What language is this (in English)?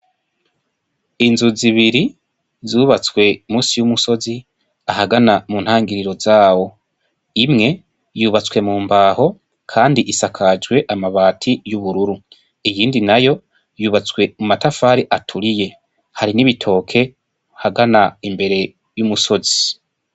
Rundi